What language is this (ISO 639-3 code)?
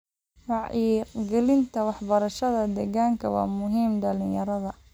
som